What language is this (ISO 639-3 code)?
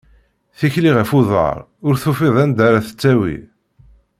kab